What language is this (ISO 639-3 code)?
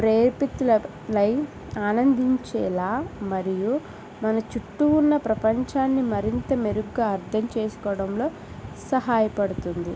tel